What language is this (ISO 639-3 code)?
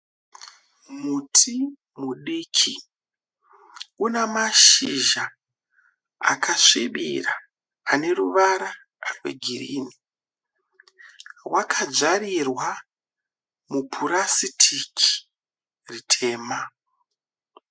sna